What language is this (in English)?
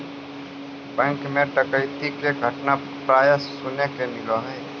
Magahi